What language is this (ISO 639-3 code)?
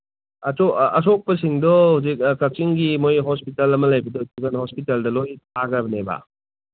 mni